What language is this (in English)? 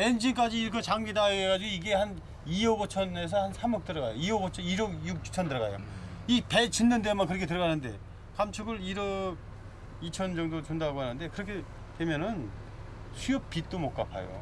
Korean